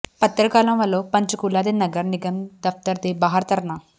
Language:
Punjabi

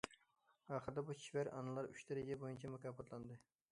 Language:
Uyghur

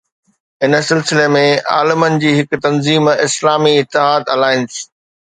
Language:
Sindhi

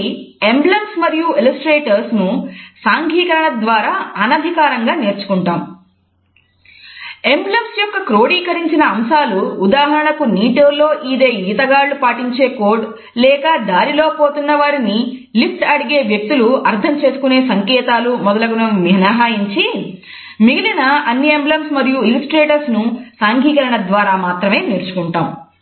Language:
Telugu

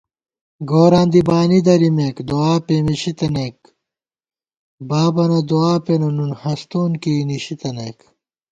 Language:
Gawar-Bati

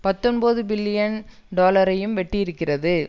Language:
Tamil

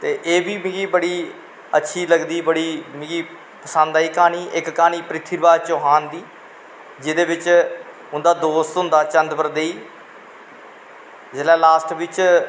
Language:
Dogri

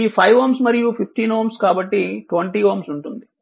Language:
Telugu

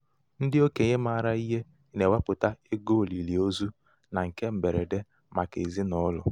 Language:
Igbo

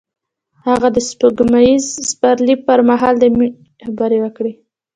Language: Pashto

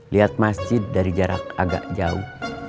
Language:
Indonesian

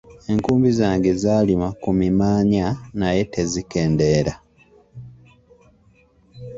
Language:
Ganda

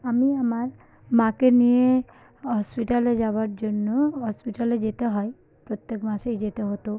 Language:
Bangla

